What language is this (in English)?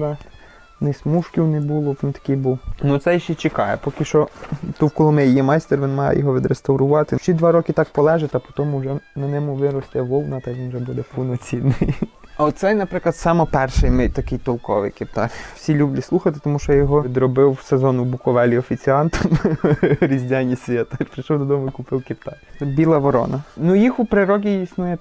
Ukrainian